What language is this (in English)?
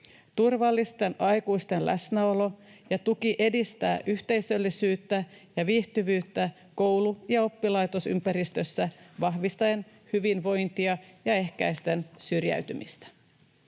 Finnish